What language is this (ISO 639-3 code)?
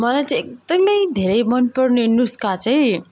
nep